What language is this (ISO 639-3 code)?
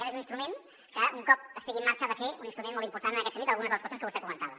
cat